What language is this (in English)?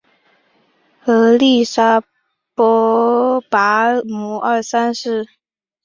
Chinese